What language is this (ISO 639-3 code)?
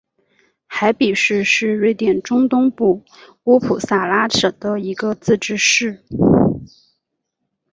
zho